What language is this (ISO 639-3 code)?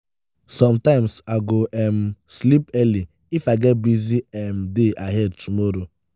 pcm